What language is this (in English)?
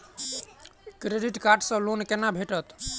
Maithili